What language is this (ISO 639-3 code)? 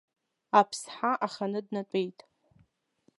abk